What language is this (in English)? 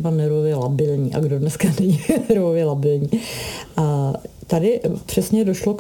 Czech